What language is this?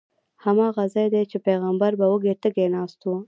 Pashto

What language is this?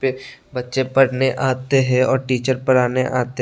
Hindi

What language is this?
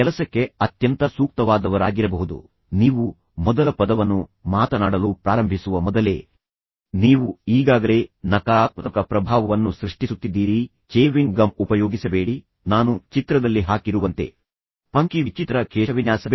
Kannada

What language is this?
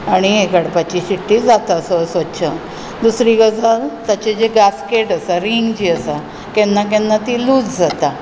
Konkani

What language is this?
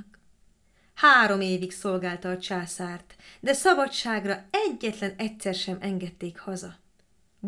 Hungarian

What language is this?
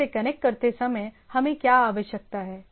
Hindi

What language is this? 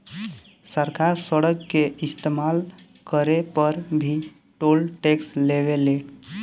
Bhojpuri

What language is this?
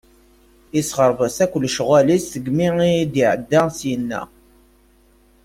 Kabyle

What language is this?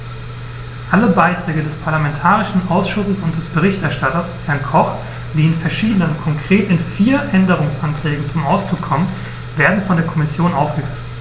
German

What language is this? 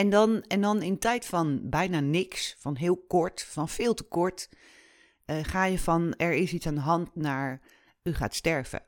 Dutch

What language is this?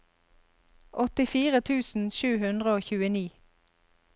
Norwegian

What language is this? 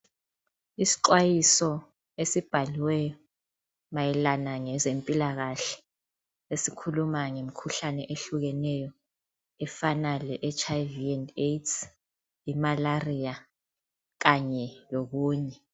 North Ndebele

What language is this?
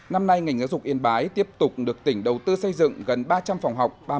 Vietnamese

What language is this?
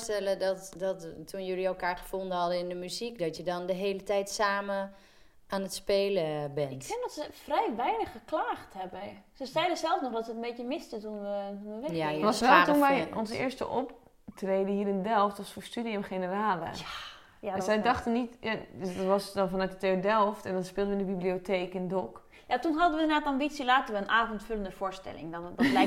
Dutch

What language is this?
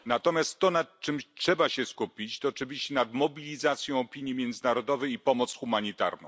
Polish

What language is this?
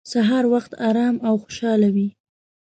Pashto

